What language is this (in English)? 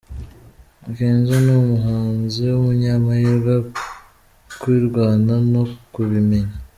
Kinyarwanda